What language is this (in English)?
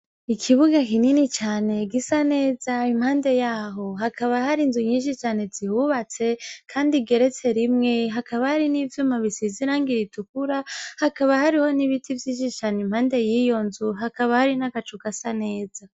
Rundi